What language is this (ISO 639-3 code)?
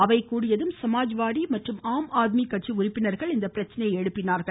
tam